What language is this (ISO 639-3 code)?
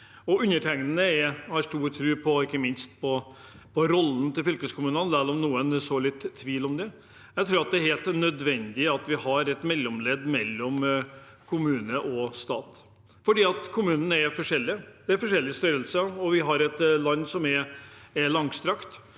nor